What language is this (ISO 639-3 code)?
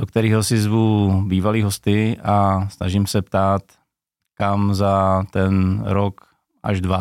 ces